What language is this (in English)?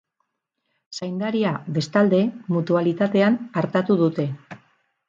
Basque